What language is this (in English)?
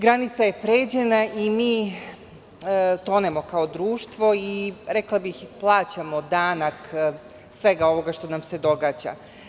Serbian